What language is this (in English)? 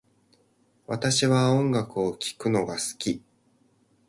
Japanese